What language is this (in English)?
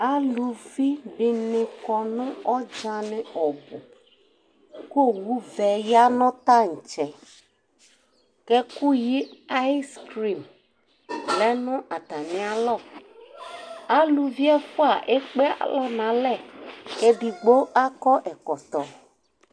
Ikposo